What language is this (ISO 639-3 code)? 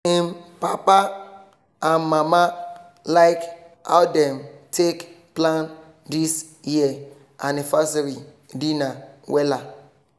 pcm